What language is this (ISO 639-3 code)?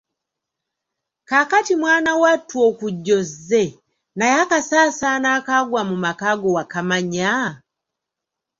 lug